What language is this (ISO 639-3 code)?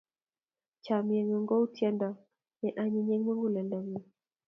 kln